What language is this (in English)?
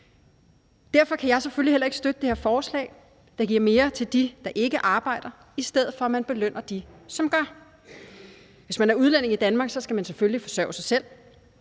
Danish